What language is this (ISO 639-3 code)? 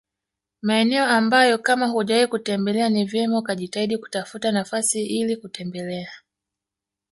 swa